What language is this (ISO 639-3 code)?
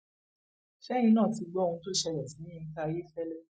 yor